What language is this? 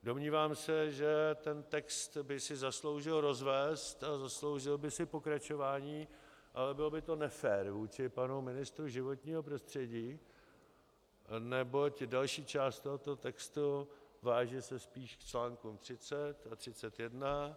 Czech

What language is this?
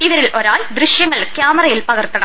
Malayalam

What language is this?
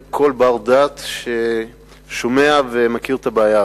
Hebrew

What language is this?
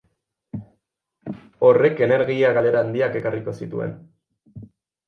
Basque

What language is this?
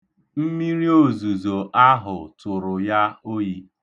Igbo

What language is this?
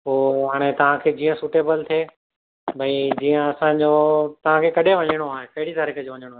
Sindhi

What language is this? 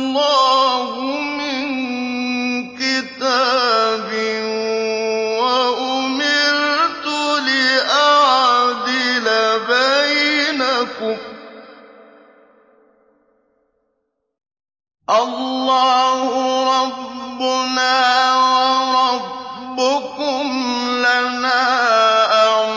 Arabic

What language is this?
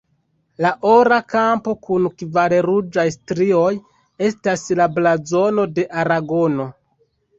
Esperanto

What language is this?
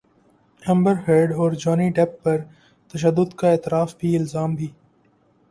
Urdu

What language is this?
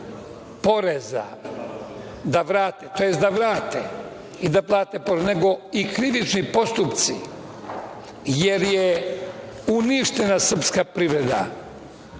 Serbian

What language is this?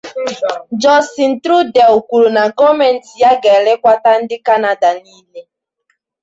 Igbo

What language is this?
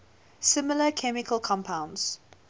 English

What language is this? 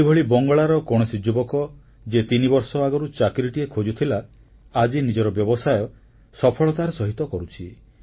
Odia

